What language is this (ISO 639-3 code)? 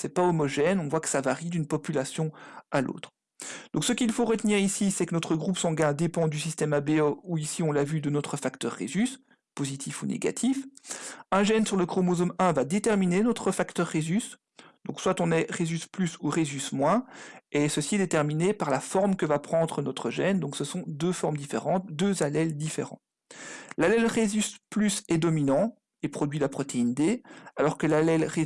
fra